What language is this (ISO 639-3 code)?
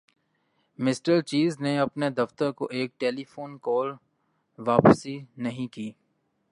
urd